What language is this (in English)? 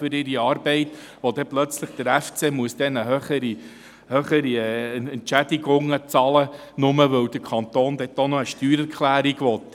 Swiss German